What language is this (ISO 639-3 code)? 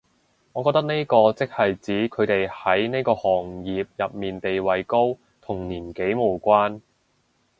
yue